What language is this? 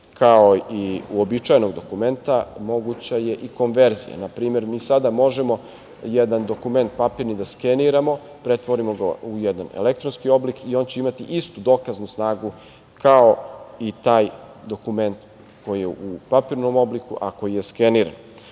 Serbian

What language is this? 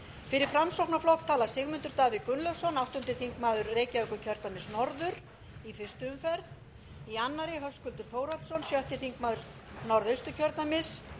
Icelandic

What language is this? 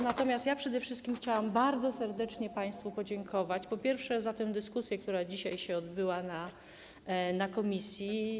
Polish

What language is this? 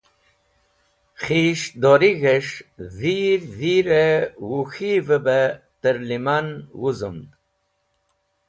Wakhi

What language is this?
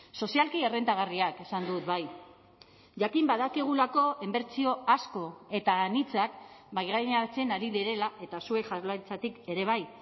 Basque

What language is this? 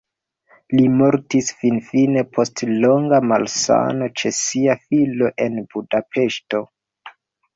Esperanto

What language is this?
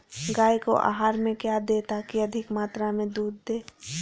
Magahi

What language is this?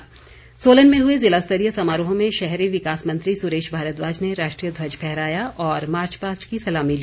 Hindi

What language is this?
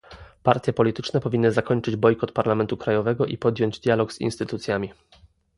Polish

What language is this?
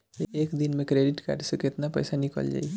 Bhojpuri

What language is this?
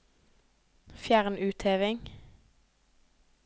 Norwegian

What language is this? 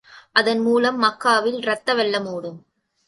Tamil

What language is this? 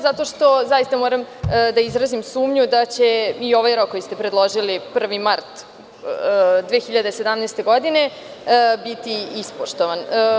Serbian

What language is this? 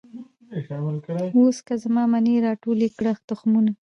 Pashto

